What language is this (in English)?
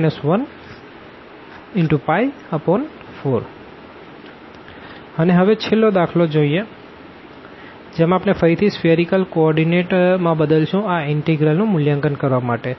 Gujarati